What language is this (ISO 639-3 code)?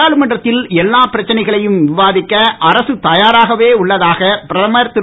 tam